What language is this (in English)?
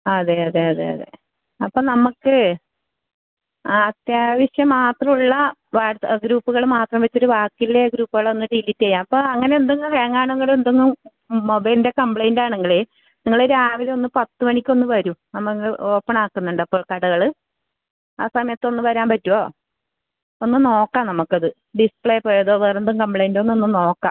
Malayalam